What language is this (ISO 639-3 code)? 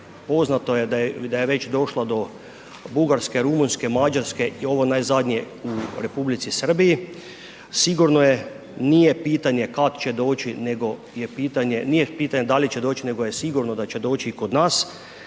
hrv